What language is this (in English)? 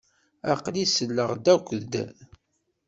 Kabyle